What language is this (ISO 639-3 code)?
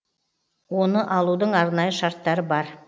kaz